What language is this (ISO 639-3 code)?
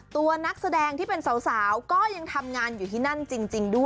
tha